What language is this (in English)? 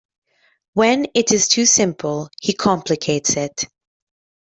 English